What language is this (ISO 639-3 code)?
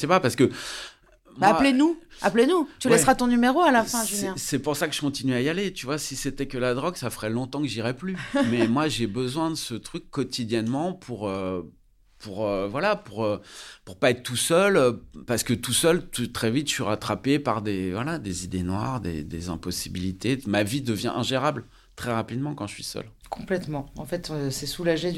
fra